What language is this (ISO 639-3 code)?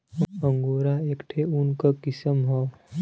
bho